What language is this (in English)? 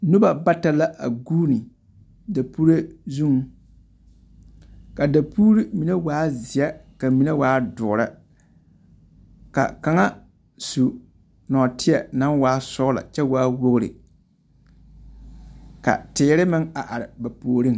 Southern Dagaare